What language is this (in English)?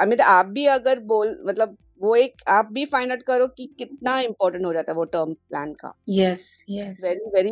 Hindi